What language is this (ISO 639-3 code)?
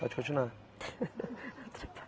por